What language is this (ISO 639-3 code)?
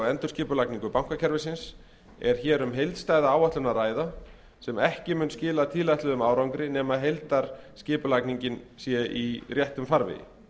isl